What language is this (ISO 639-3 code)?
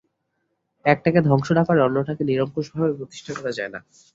ben